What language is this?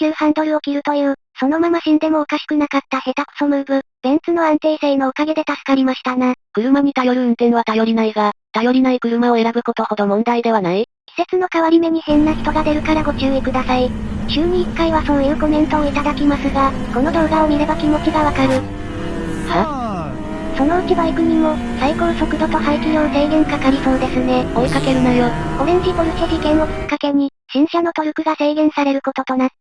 Japanese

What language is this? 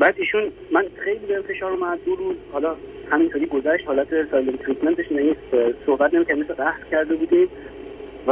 Persian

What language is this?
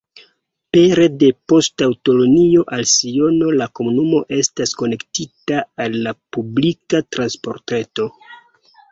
Esperanto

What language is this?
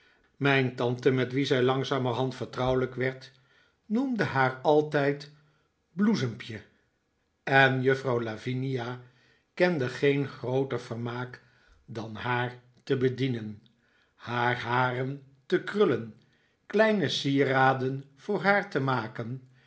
Dutch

